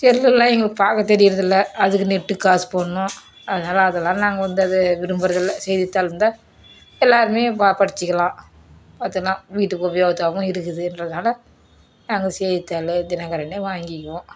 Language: Tamil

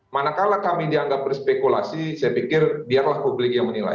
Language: Indonesian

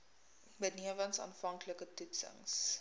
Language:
Afrikaans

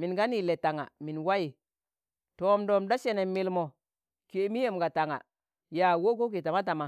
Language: Tangale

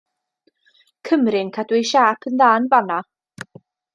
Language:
Welsh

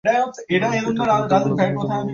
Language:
Bangla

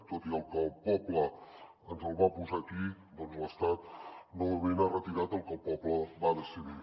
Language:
Catalan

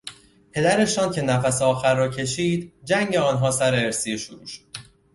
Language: Persian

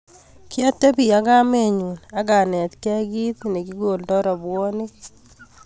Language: Kalenjin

